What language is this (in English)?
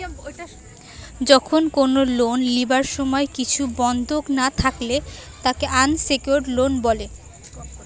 Bangla